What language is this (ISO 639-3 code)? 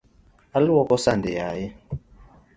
luo